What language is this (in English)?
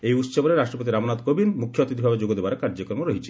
Odia